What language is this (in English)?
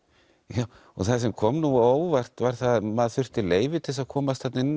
Icelandic